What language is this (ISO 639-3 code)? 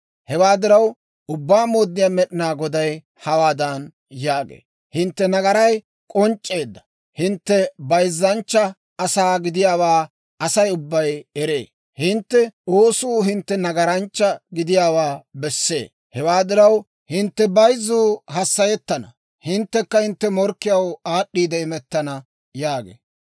dwr